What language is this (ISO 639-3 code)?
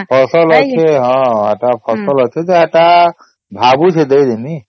ori